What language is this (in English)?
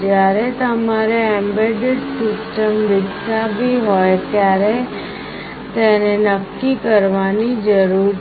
Gujarati